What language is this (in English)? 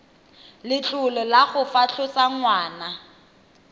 Tswana